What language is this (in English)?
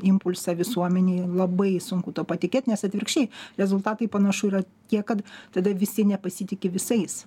Lithuanian